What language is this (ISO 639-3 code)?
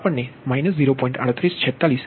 guj